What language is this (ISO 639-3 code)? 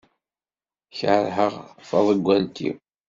kab